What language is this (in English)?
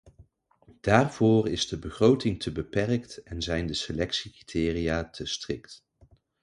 Dutch